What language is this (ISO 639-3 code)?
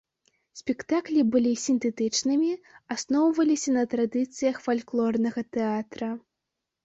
bel